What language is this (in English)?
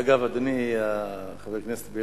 Hebrew